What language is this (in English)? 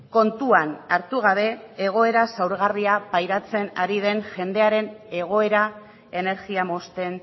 Basque